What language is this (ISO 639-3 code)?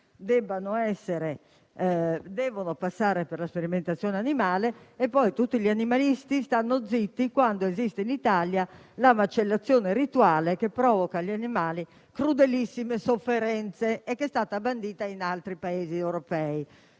ita